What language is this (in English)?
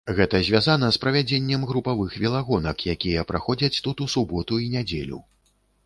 Belarusian